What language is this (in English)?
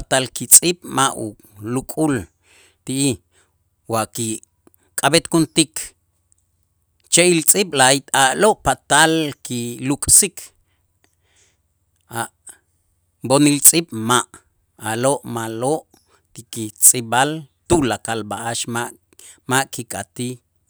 Itzá